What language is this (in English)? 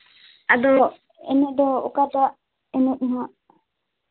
Santali